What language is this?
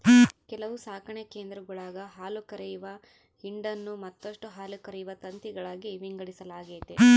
Kannada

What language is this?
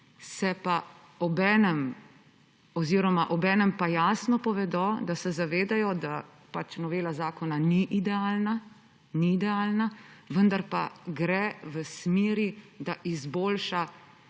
Slovenian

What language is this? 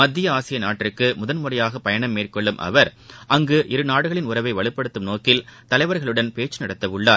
Tamil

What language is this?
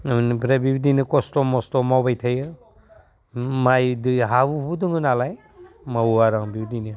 Bodo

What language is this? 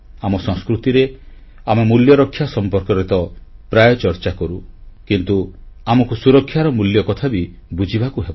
Odia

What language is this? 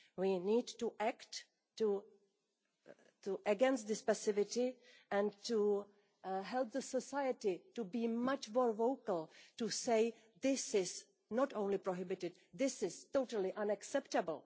English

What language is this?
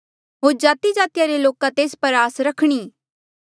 Mandeali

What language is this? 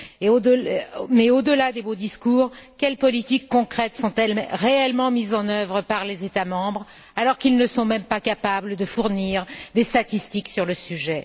French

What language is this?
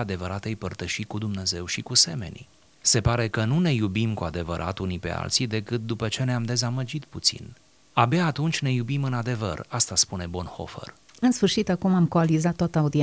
Romanian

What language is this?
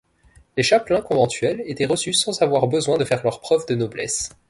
French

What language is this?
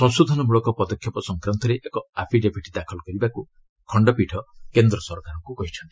Odia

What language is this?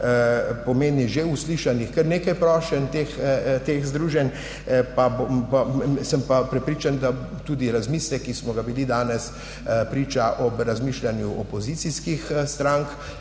Slovenian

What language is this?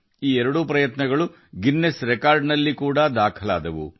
Kannada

